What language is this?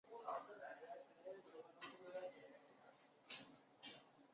Chinese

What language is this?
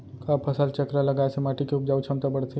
Chhattisgarhi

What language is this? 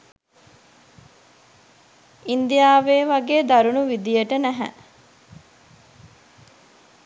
Sinhala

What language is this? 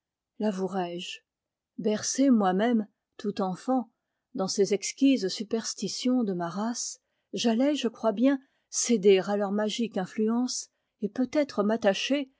French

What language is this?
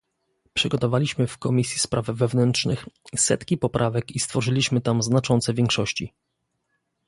Polish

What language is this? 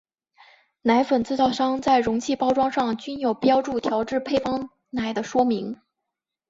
Chinese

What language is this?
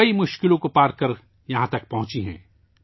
Urdu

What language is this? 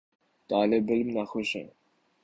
Urdu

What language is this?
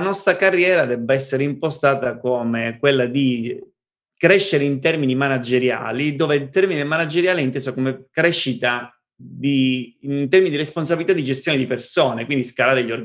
Italian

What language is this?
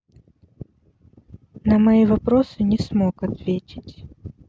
Russian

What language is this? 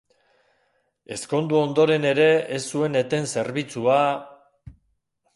Basque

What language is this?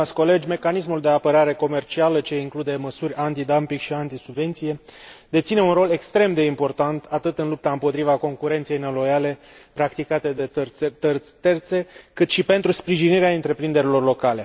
Romanian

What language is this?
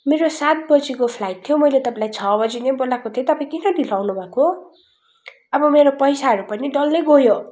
Nepali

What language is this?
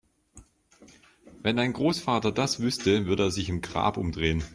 German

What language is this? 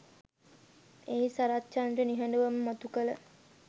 Sinhala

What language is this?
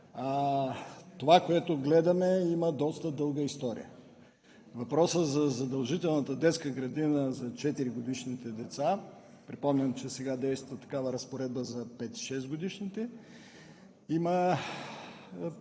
Bulgarian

